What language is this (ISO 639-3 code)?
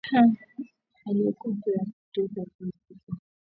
swa